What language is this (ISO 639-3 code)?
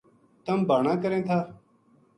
gju